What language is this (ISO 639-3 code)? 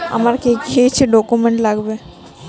ben